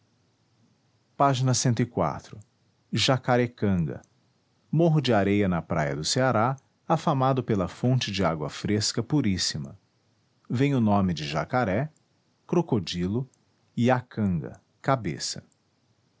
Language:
Portuguese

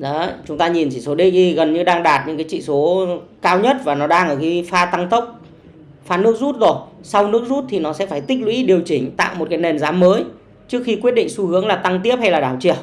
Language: Vietnamese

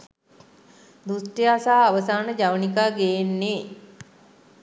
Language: Sinhala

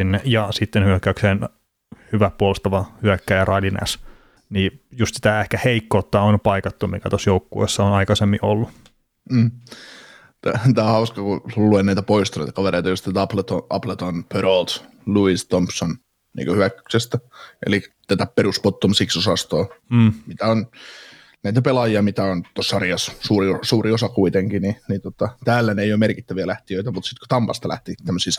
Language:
Finnish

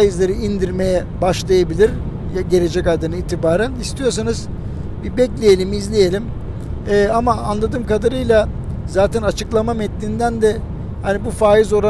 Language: Turkish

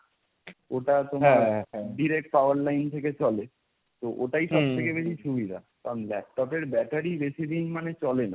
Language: Bangla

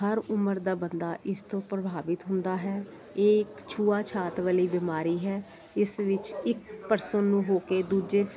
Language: Punjabi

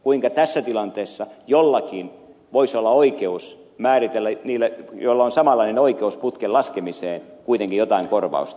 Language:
Finnish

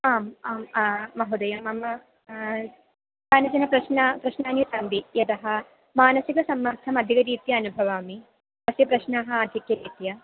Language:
Sanskrit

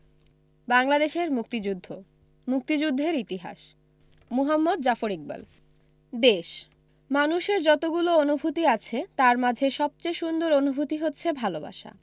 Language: Bangla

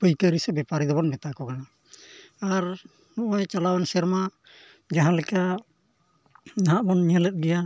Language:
Santali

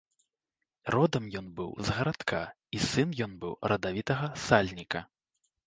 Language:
Belarusian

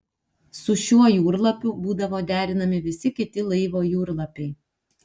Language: Lithuanian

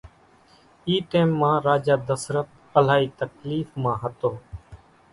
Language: Kachi Koli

